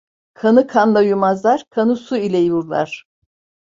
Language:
Turkish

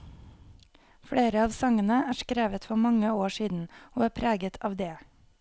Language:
Norwegian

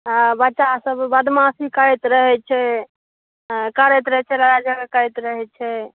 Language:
Maithili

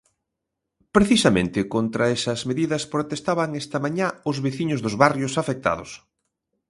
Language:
Galician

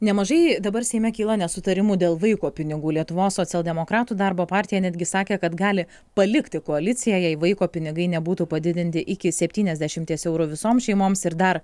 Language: Lithuanian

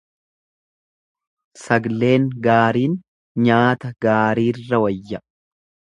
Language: Oromo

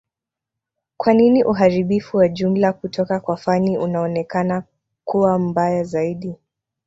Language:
Swahili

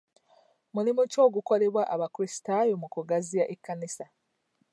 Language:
Ganda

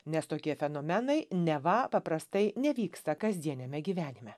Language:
Lithuanian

